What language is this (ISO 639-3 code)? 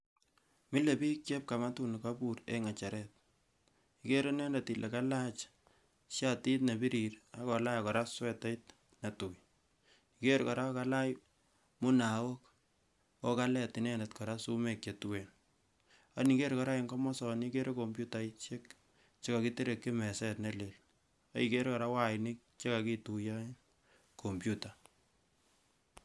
kln